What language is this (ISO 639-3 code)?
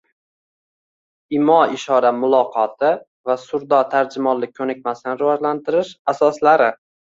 uzb